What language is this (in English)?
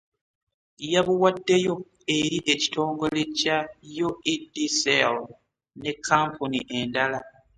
Ganda